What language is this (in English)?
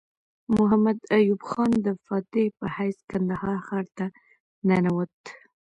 Pashto